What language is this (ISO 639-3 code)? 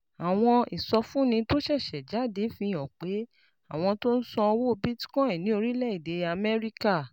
yor